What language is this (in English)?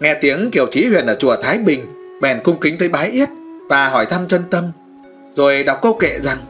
Vietnamese